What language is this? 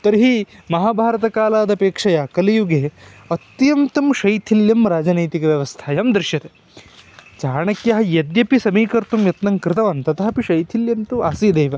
Sanskrit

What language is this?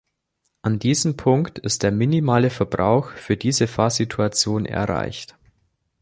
German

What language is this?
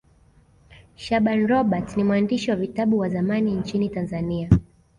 Swahili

